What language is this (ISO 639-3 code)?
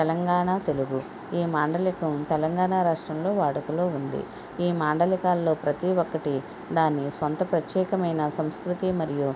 tel